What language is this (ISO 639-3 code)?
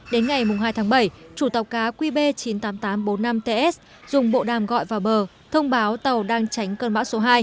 vie